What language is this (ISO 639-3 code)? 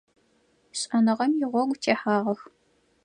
ady